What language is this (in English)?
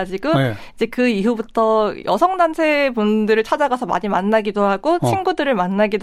Korean